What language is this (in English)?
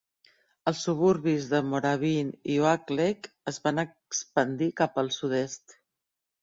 Catalan